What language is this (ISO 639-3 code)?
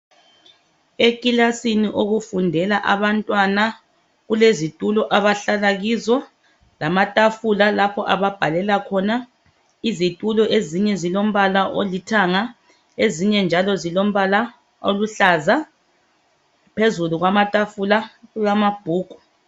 nde